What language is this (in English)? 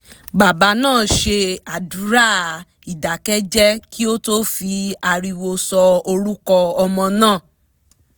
Yoruba